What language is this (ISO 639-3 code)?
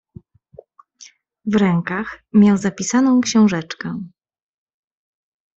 pol